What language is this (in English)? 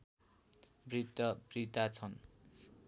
Nepali